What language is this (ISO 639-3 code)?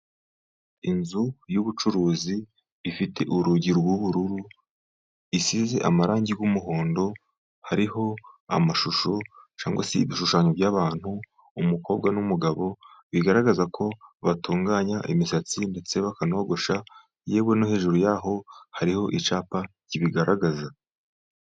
kin